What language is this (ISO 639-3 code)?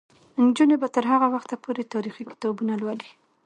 pus